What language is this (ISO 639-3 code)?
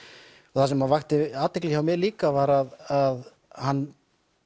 isl